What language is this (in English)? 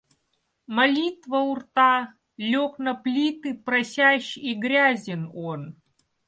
Russian